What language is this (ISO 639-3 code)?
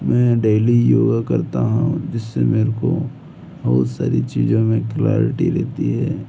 hin